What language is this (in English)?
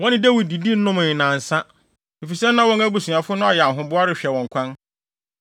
Akan